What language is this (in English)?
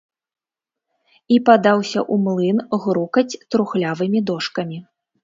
Belarusian